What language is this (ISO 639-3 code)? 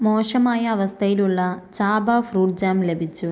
mal